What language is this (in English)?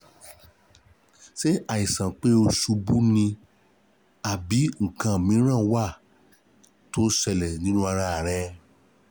Yoruba